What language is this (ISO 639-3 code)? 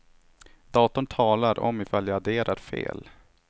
swe